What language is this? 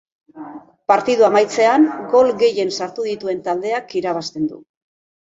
Basque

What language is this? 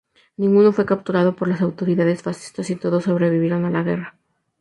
Spanish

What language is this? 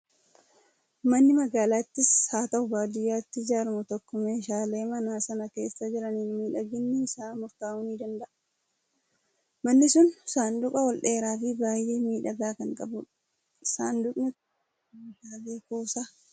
Oromo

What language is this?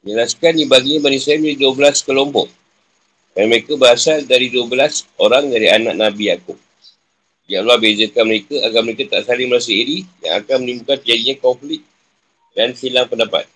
Malay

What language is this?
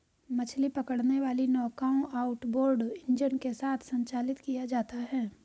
Hindi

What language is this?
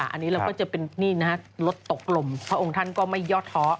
Thai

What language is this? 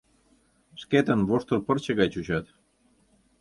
Mari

